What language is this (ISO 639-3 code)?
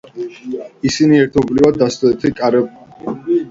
kat